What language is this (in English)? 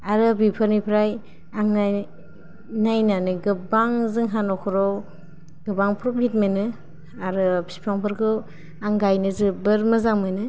Bodo